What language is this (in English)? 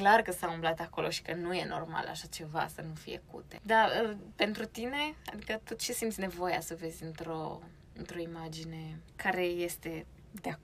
Romanian